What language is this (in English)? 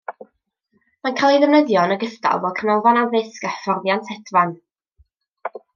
Welsh